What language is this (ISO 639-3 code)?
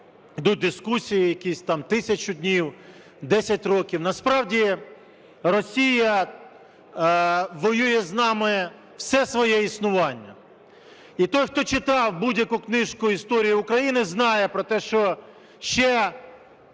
ukr